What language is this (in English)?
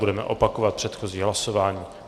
Czech